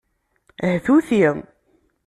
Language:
Kabyle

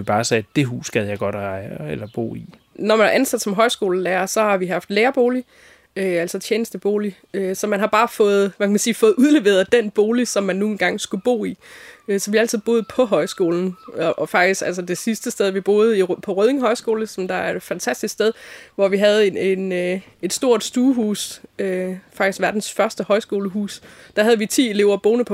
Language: Danish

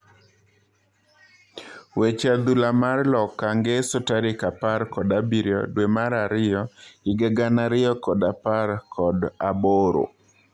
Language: Luo (Kenya and Tanzania)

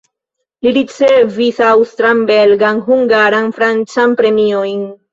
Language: Esperanto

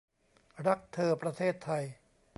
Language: Thai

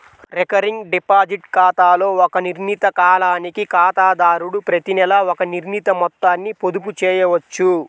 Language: Telugu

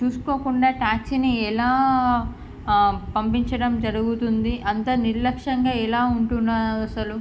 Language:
Telugu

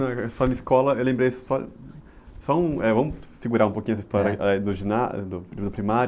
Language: Portuguese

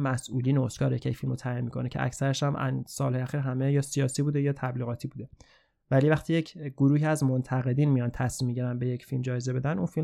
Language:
Persian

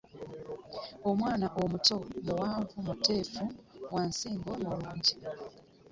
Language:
Ganda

